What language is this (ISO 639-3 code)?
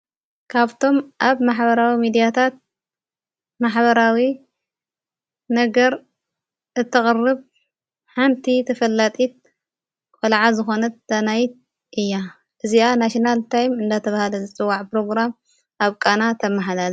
tir